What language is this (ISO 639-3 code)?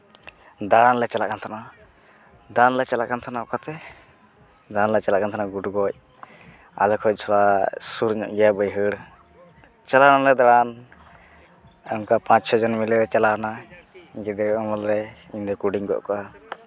sat